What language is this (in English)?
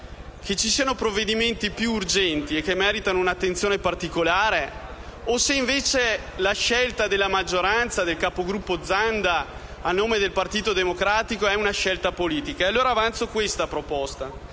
Italian